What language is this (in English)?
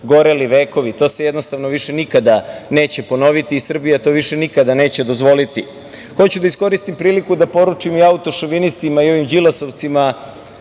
Serbian